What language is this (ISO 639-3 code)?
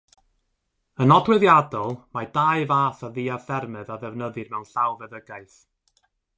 cym